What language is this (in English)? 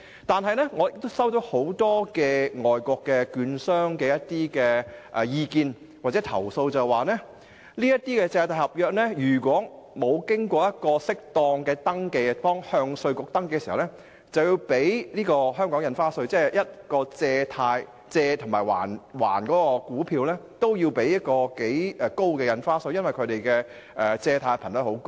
Cantonese